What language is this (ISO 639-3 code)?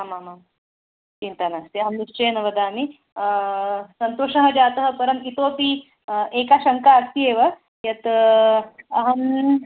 san